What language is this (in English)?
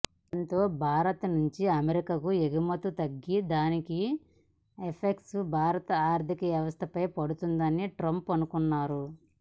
Telugu